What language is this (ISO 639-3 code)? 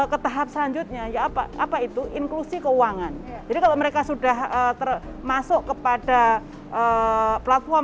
ind